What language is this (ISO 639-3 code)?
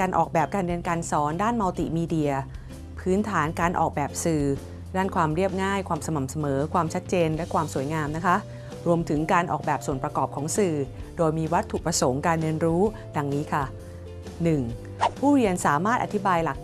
tha